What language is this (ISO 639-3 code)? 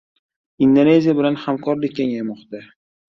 uzb